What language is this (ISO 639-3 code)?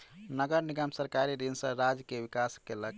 mai